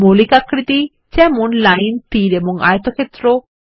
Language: Bangla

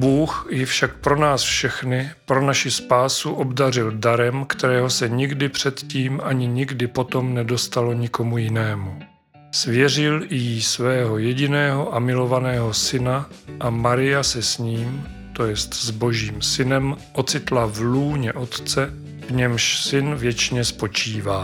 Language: Czech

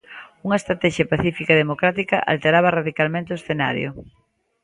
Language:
Galician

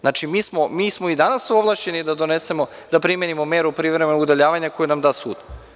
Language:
Serbian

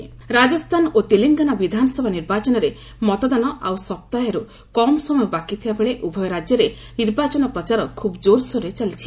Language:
Odia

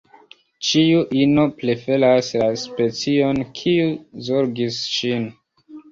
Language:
Esperanto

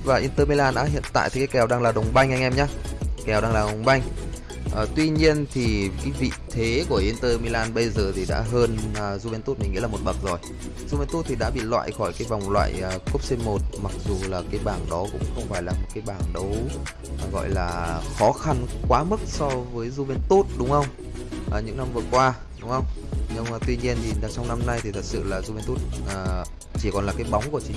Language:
Vietnamese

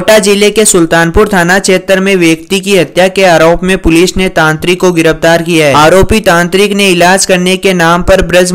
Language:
Hindi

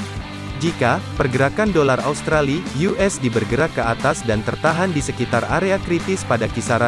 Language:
Indonesian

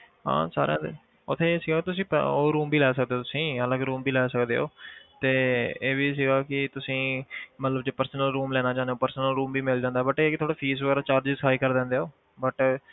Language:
Punjabi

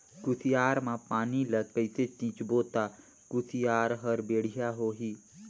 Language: Chhattisgarhi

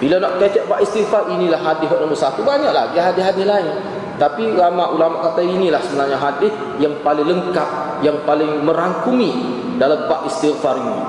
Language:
Malay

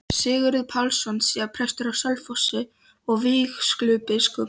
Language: Icelandic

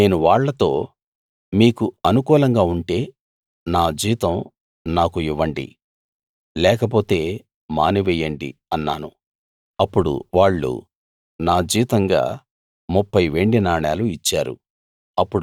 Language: Telugu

